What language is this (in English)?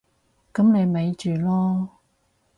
Cantonese